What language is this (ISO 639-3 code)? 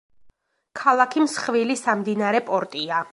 kat